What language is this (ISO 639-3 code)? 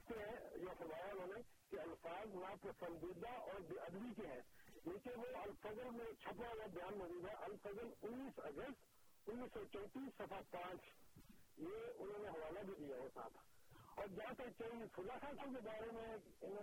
urd